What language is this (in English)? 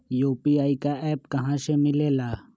Magahi